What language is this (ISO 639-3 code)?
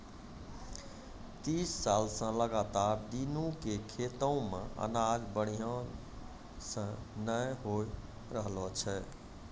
mai